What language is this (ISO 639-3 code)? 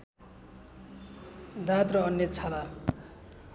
nep